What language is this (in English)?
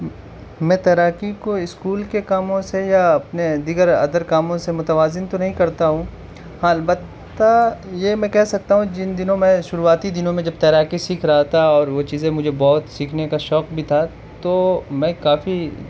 Urdu